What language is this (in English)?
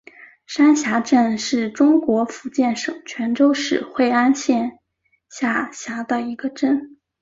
Chinese